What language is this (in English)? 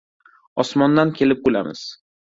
Uzbek